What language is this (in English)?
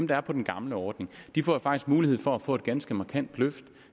Danish